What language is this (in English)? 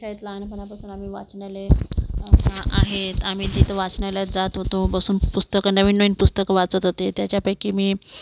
Marathi